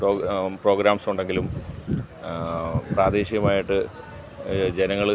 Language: Malayalam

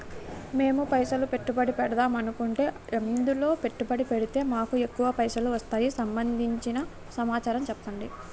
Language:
Telugu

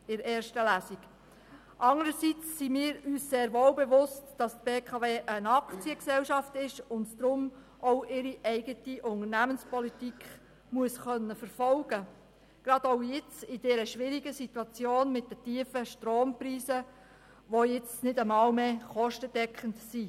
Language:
Swiss German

